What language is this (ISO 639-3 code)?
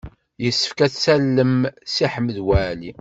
kab